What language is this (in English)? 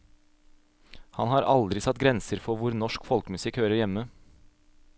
Norwegian